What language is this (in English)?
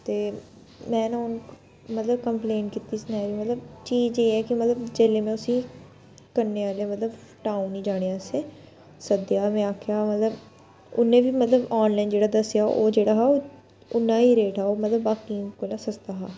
Dogri